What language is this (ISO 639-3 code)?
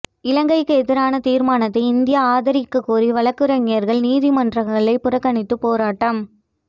tam